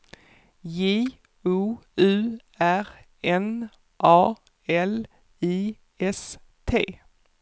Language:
Swedish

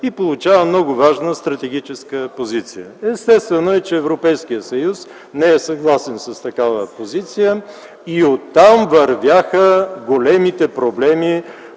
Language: Bulgarian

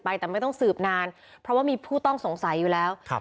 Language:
Thai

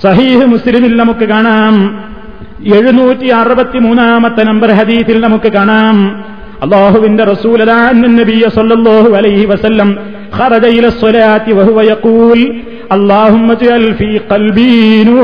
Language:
Malayalam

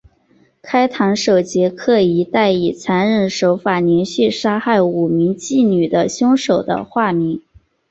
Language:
Chinese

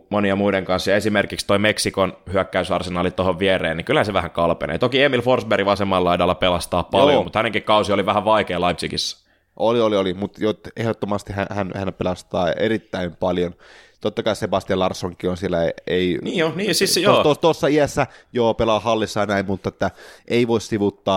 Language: Finnish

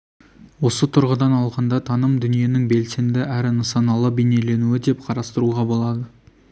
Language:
Kazakh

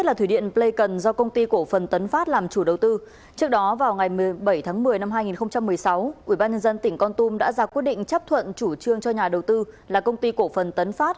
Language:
Vietnamese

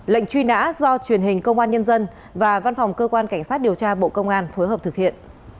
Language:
Vietnamese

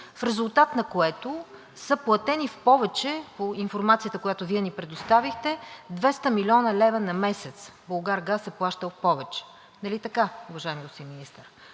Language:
Bulgarian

